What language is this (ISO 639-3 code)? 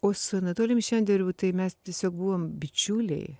lit